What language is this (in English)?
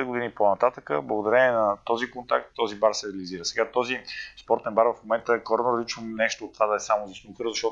Bulgarian